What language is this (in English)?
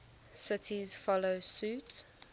English